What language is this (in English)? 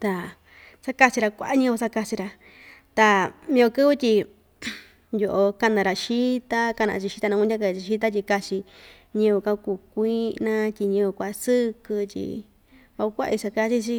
Ixtayutla Mixtec